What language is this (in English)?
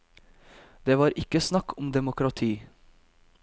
Norwegian